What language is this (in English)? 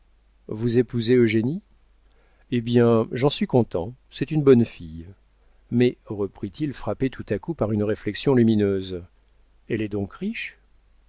French